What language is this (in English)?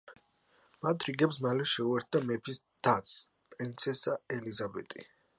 Georgian